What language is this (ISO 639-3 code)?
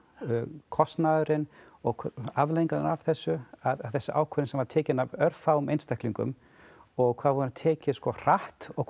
isl